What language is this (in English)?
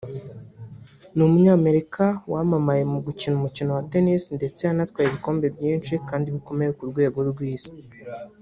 Kinyarwanda